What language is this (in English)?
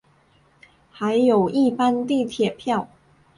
Chinese